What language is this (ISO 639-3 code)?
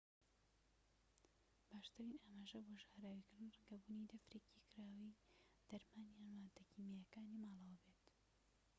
ckb